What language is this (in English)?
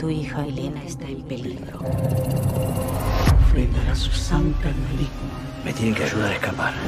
Spanish